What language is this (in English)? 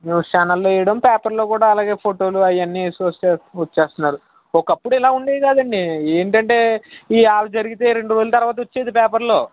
Telugu